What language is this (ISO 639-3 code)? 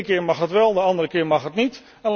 nld